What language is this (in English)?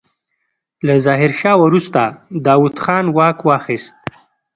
Pashto